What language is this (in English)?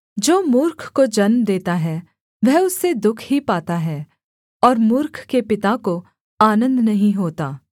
Hindi